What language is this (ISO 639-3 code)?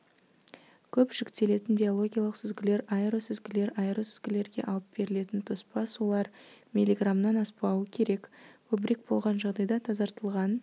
kaz